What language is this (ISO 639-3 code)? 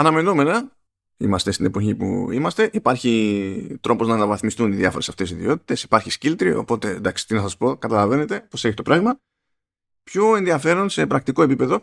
ell